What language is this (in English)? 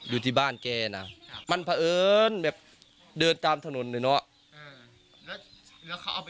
Thai